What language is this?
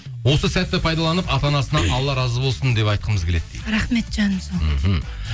Kazakh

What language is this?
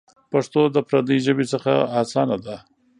Pashto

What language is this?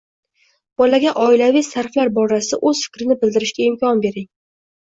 Uzbek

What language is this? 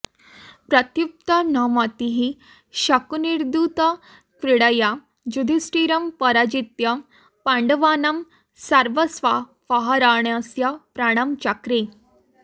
Sanskrit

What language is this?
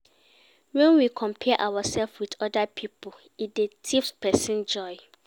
Nigerian Pidgin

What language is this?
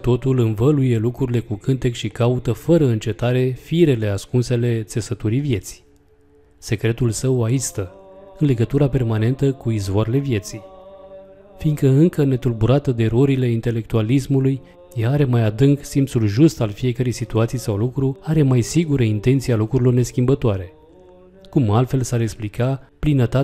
Romanian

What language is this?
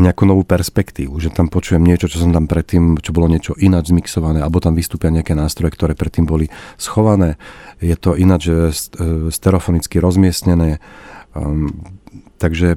Slovak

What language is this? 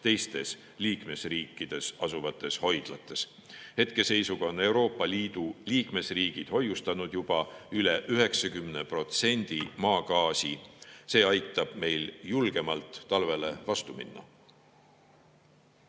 Estonian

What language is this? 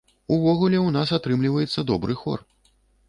Belarusian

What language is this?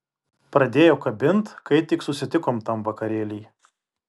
Lithuanian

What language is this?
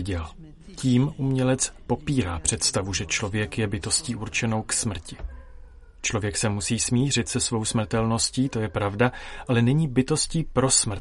Czech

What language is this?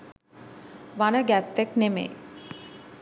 Sinhala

